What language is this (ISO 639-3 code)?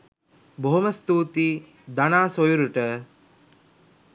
sin